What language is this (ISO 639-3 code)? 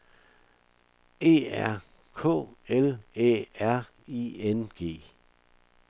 dan